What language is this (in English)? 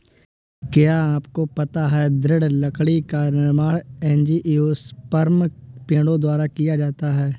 Hindi